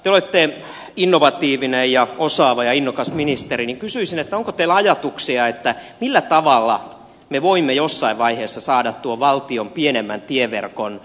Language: Finnish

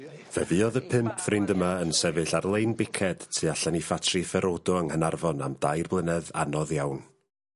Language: Welsh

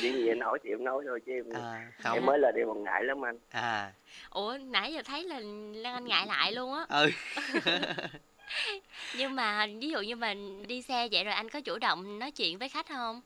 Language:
Vietnamese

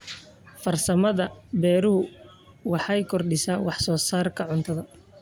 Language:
Somali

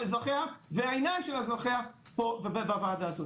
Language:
Hebrew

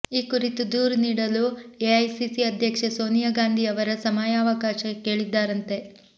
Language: Kannada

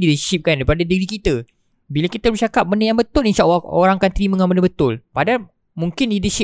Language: Malay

